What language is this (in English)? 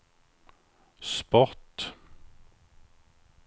Swedish